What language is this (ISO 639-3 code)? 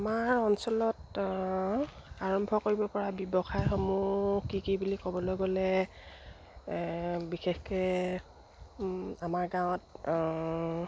asm